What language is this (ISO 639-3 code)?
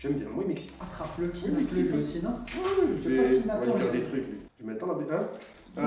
fra